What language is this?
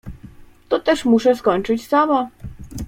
Polish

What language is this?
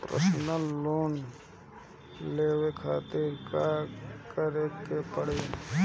Bhojpuri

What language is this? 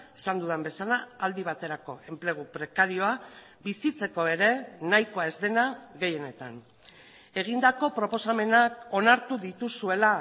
Basque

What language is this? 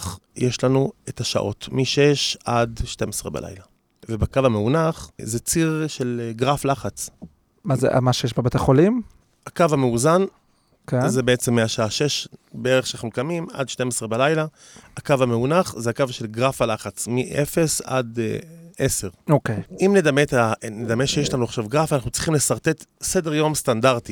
Hebrew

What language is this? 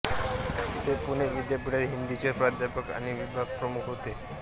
Marathi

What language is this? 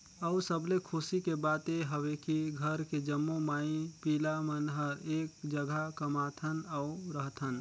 Chhattisgarhi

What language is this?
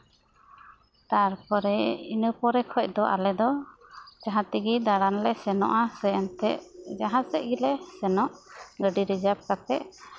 Santali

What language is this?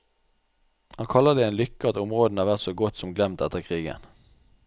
Norwegian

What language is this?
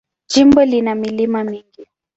Swahili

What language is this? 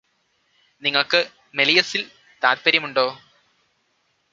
Malayalam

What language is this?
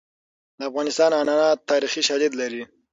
Pashto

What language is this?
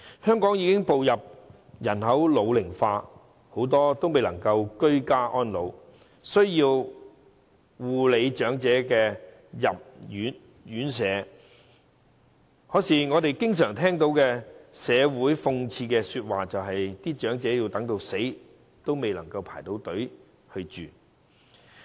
Cantonese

